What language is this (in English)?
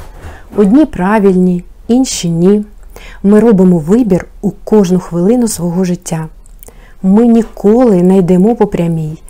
Ukrainian